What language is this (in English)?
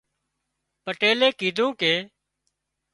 Wadiyara Koli